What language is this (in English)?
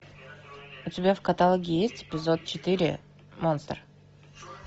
Russian